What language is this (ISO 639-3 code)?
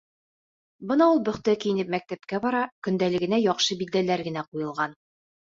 bak